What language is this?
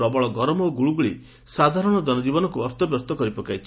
Odia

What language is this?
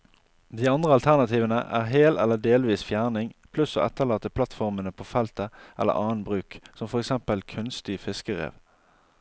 Norwegian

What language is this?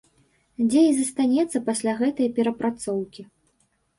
Belarusian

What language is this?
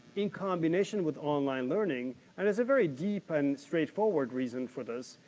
English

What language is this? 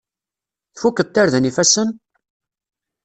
Kabyle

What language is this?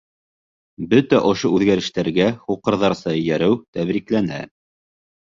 Bashkir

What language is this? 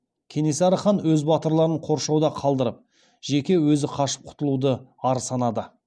Kazakh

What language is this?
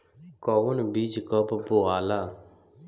Bhojpuri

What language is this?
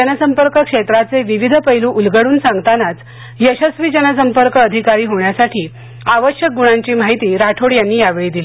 Marathi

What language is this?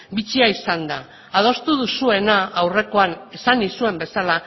Basque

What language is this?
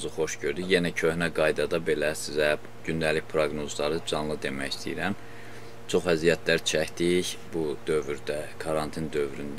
Turkish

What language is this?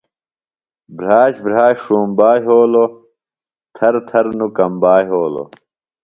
Phalura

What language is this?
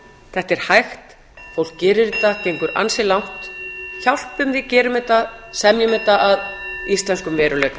Icelandic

